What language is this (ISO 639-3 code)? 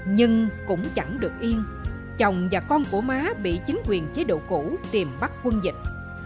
vie